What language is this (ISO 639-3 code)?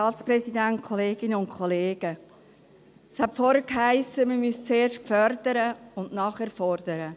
gsw